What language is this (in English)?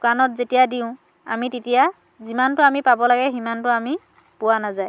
Assamese